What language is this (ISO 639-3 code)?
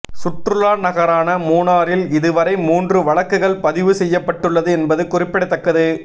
tam